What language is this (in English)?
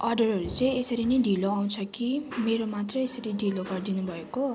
Nepali